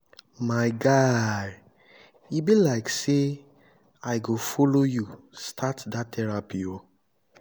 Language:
Nigerian Pidgin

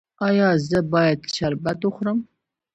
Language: Pashto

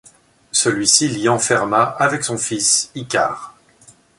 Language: French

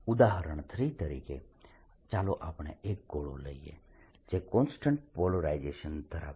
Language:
Gujarati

